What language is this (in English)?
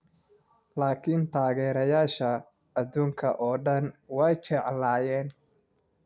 Somali